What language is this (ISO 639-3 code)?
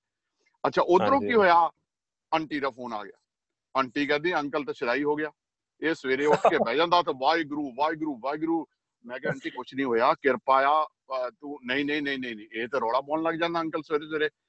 pan